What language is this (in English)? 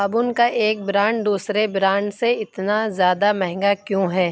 Urdu